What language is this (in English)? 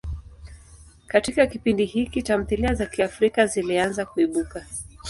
Swahili